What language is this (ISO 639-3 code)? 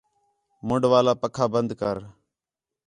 xhe